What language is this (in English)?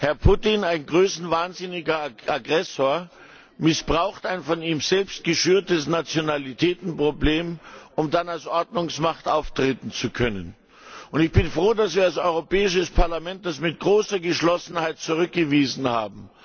German